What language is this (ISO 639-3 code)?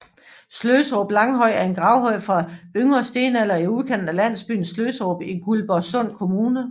dan